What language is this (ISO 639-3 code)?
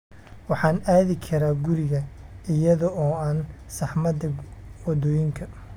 som